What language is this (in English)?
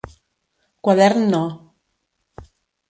Catalan